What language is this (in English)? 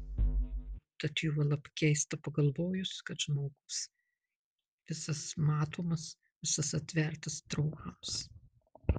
Lithuanian